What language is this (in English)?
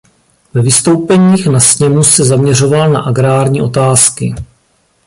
Czech